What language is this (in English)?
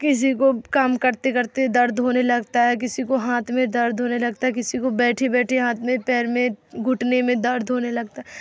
Urdu